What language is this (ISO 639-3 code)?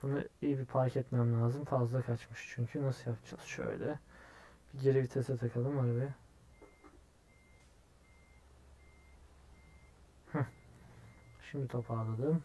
tur